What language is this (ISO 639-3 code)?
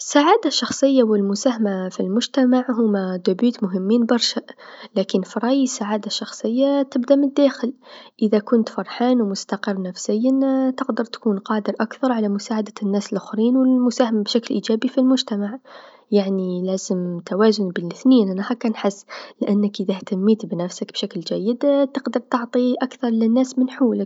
aeb